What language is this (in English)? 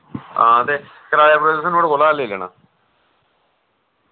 Dogri